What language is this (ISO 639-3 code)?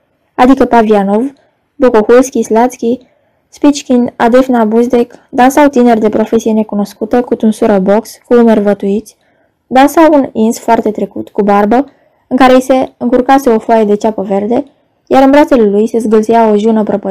ron